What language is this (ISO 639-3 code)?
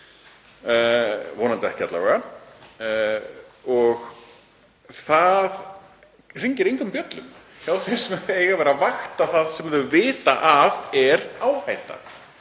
isl